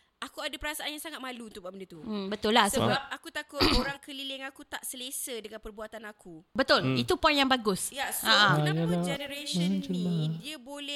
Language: Malay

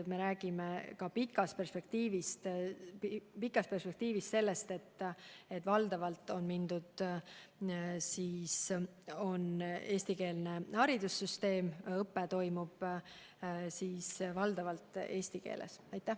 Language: Estonian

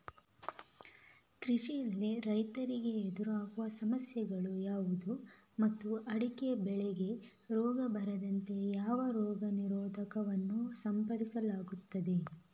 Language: Kannada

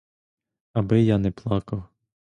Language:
Ukrainian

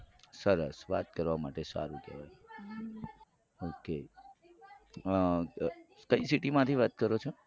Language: Gujarati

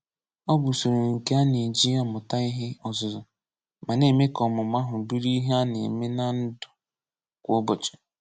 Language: Igbo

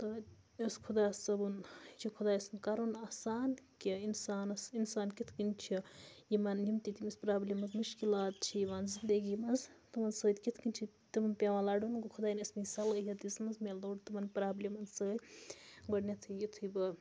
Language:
Kashmiri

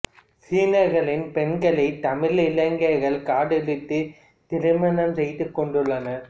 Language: Tamil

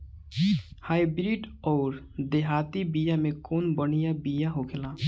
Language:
Bhojpuri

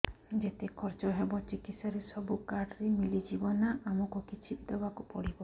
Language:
Odia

